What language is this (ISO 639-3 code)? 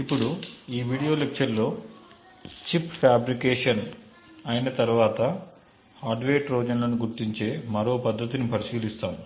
tel